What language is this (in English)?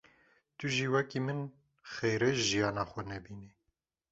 Kurdish